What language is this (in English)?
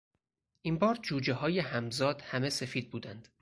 Persian